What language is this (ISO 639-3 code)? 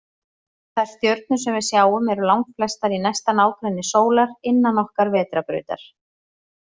isl